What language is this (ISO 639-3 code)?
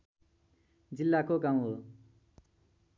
nep